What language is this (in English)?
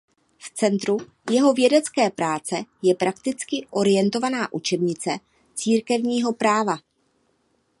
Czech